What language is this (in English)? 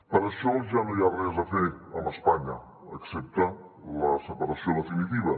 Catalan